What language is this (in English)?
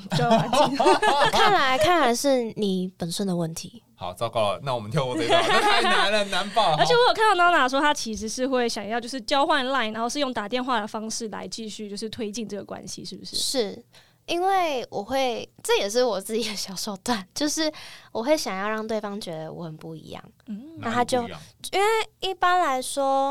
Chinese